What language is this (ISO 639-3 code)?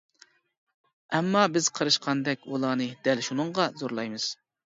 uig